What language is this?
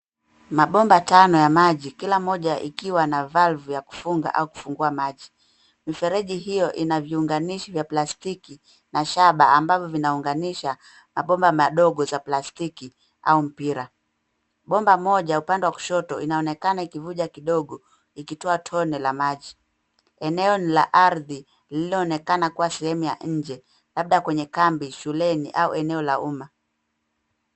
Swahili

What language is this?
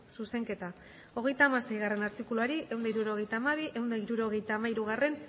Basque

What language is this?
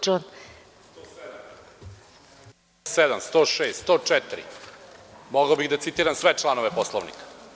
Serbian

